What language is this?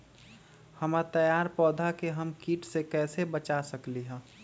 Magahi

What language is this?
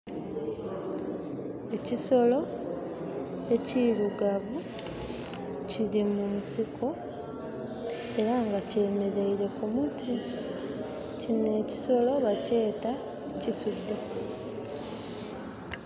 Soga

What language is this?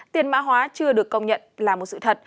Vietnamese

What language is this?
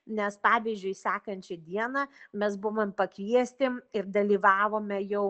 Lithuanian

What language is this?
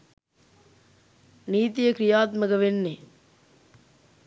Sinhala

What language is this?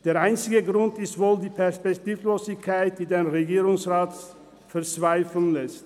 Swiss German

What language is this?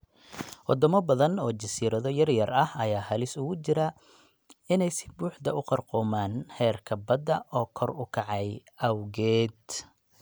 Somali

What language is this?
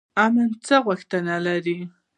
Pashto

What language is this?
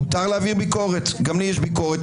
Hebrew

